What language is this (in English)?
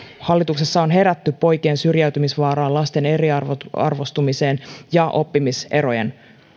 Finnish